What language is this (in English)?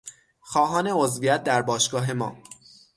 Persian